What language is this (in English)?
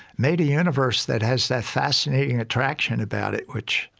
English